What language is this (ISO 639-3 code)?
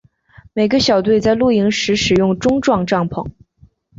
zho